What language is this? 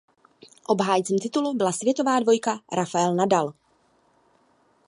Czech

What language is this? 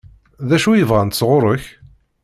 Kabyle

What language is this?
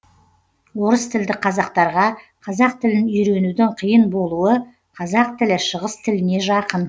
Kazakh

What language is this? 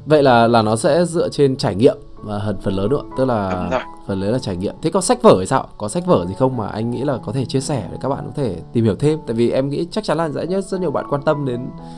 Vietnamese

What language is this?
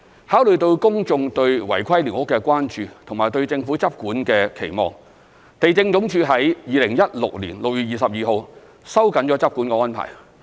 Cantonese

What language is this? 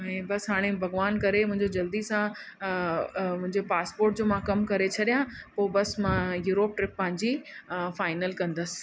Sindhi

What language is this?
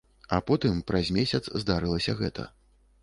Belarusian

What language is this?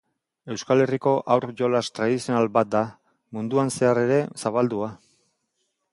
Basque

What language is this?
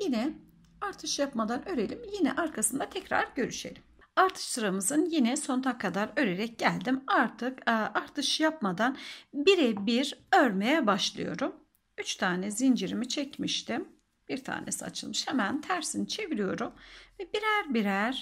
Turkish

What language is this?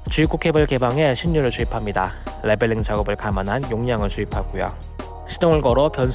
Korean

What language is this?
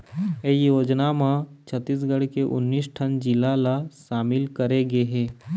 Chhattisgarhi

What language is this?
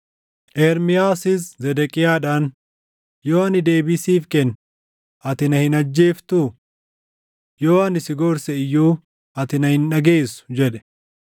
Oromo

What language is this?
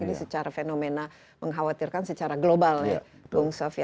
Indonesian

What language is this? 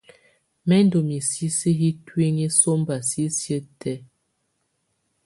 Tunen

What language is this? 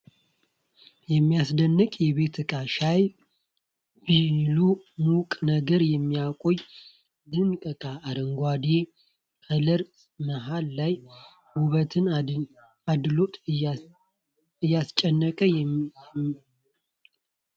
Amharic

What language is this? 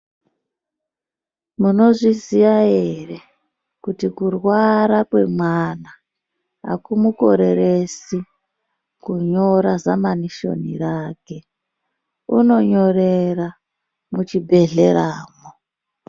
Ndau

